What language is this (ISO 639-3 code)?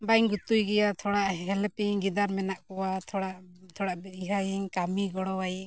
sat